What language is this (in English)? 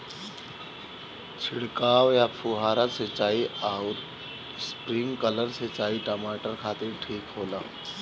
Bhojpuri